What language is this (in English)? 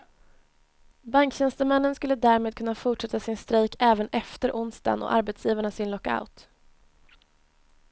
Swedish